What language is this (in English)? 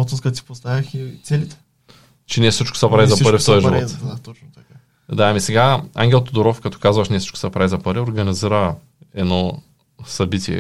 Bulgarian